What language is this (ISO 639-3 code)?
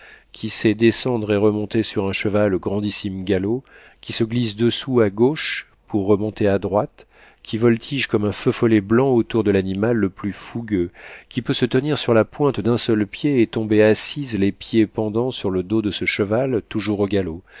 fra